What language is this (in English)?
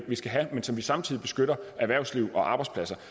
Danish